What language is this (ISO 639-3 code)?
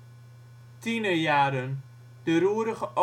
nld